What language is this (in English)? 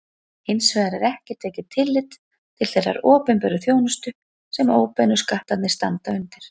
Icelandic